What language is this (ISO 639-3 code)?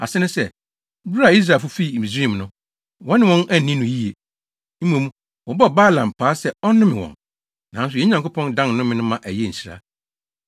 aka